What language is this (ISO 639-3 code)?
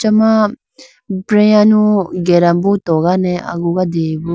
clk